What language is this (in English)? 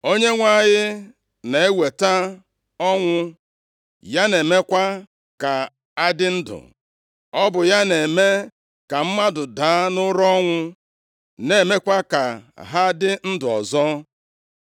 Igbo